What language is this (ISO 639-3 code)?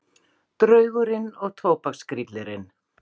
isl